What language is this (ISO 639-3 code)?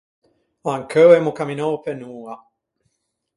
lij